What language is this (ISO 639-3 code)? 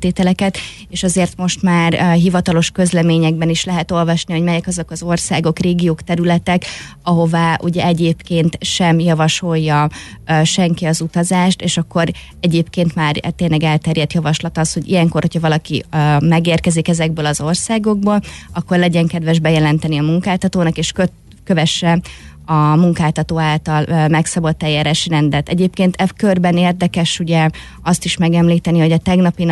hun